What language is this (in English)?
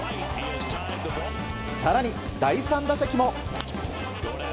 Japanese